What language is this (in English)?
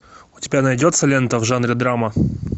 Russian